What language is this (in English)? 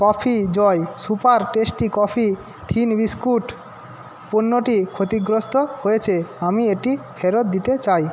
Bangla